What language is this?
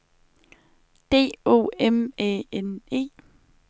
Danish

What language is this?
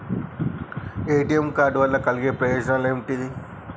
Telugu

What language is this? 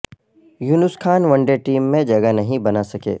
Urdu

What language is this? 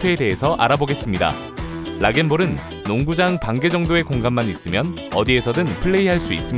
Korean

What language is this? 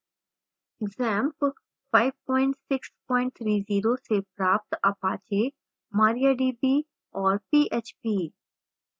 Hindi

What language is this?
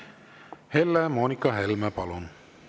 Estonian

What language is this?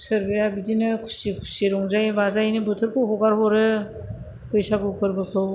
Bodo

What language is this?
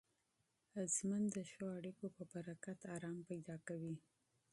Pashto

